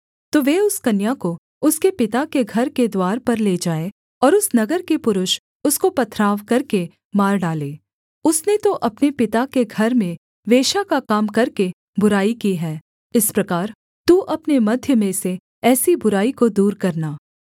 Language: Hindi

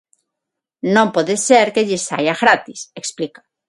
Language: Galician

